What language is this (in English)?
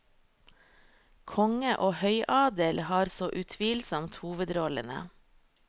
Norwegian